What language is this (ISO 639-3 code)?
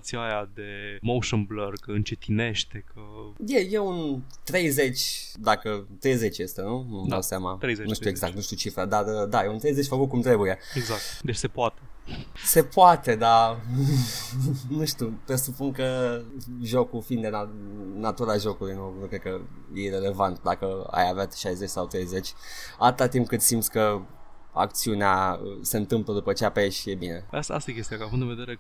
ron